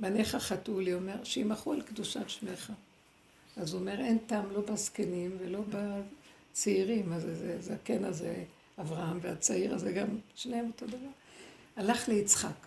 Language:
Hebrew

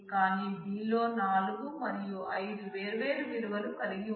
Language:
Telugu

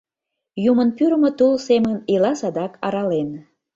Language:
Mari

